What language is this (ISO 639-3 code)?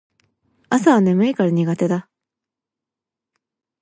jpn